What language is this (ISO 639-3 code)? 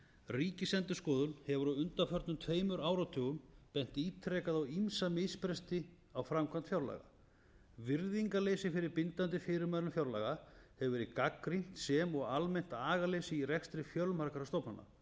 isl